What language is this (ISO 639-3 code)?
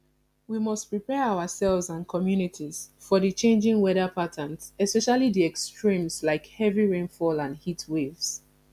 pcm